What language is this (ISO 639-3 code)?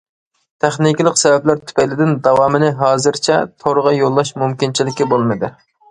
uig